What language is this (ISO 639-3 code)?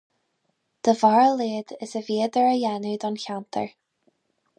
gle